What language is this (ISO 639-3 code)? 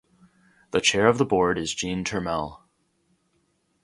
eng